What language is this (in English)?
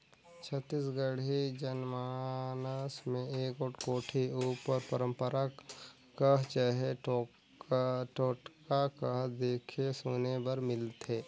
Chhattisgarhi